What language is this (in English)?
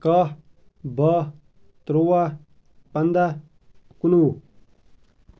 Kashmiri